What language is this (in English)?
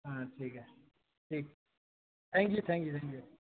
Urdu